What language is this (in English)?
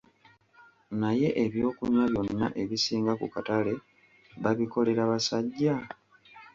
Ganda